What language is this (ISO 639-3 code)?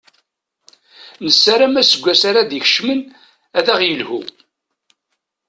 kab